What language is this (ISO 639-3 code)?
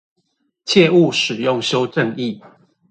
zho